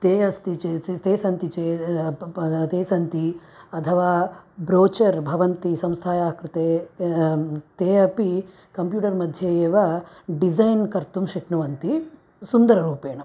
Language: Sanskrit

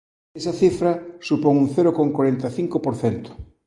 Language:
Galician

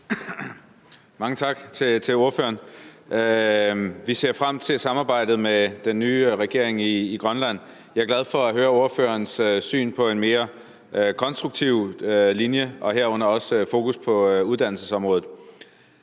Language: Danish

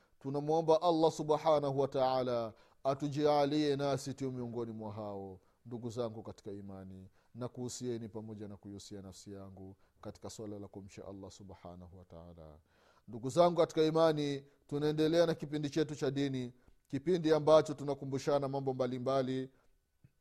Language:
Swahili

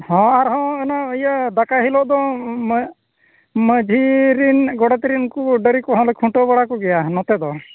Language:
Santali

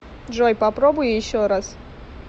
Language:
Russian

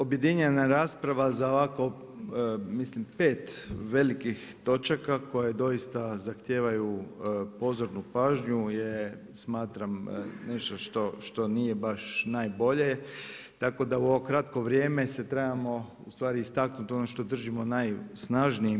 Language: Croatian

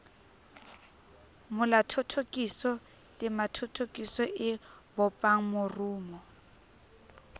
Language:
Southern Sotho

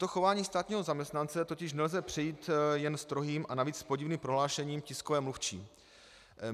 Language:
Czech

